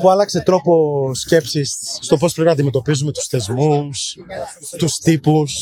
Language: Greek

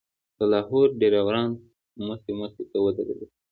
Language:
Pashto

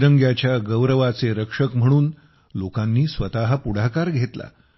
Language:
Marathi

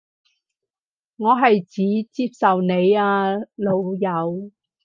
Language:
Cantonese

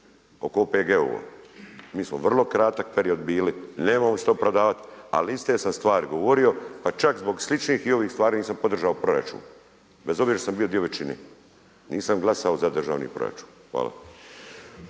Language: Croatian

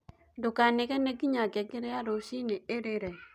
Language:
Kikuyu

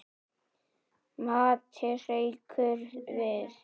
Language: Icelandic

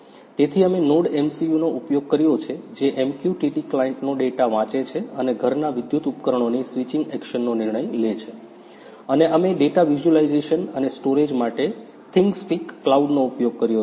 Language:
Gujarati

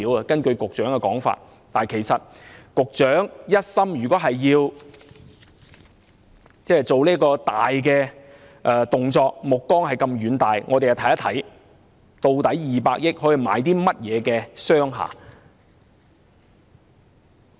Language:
Cantonese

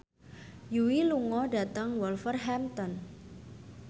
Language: Javanese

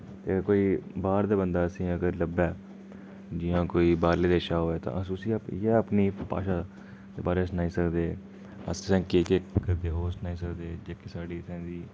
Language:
Dogri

